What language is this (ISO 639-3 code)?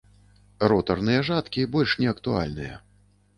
bel